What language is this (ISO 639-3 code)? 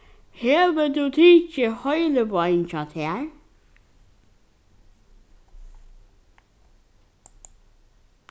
fao